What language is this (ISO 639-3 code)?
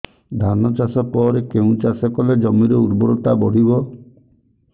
ori